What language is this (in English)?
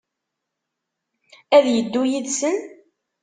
Kabyle